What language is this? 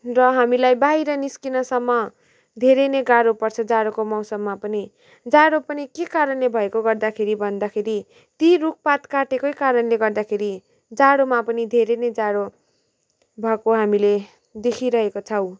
Nepali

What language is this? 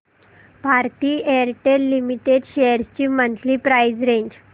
Marathi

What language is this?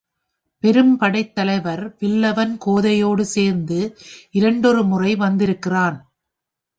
Tamil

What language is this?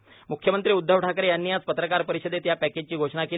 Marathi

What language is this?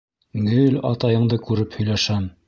Bashkir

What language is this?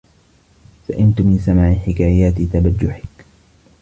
Arabic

